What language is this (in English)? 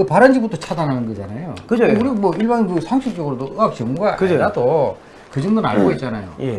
Korean